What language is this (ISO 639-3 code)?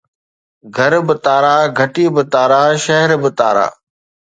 snd